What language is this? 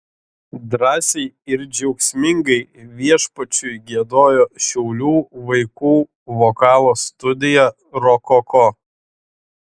Lithuanian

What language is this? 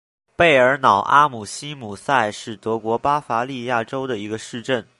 Chinese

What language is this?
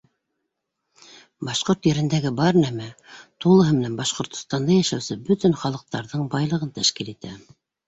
Bashkir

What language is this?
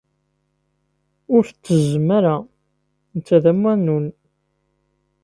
Kabyle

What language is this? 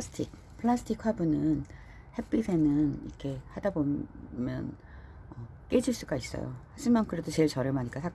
Korean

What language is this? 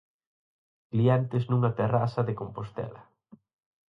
Galician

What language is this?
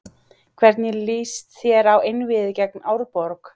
Icelandic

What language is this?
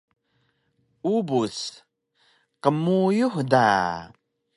Taroko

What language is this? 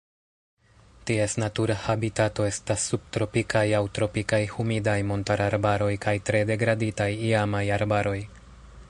Esperanto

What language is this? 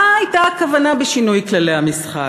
Hebrew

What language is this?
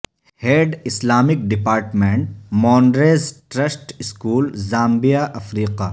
Urdu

